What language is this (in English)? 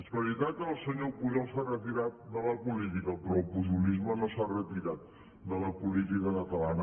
Catalan